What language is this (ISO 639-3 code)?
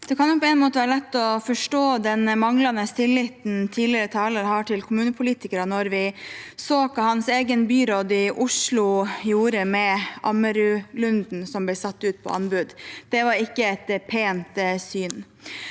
nor